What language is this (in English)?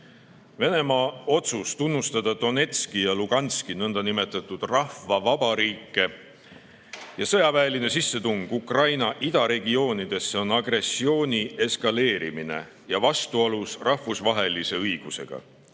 Estonian